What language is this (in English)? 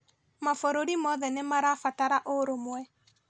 Kikuyu